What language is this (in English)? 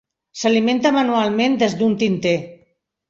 Catalan